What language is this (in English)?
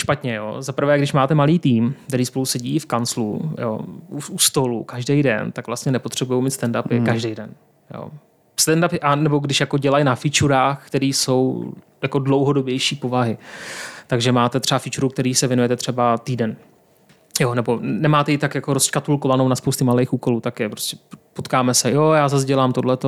Czech